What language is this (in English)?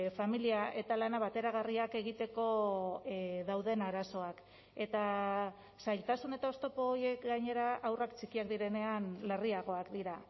Basque